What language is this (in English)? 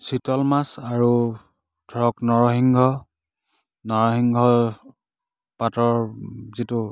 Assamese